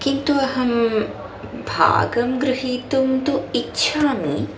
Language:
Sanskrit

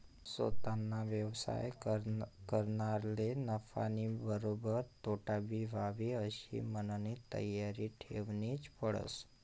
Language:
Marathi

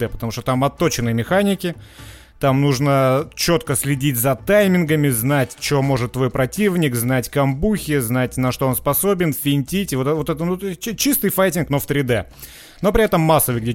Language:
Russian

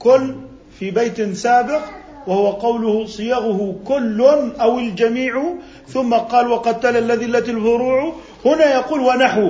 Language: Arabic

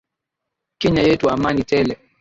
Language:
Swahili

